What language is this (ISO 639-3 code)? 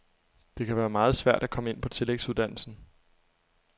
dan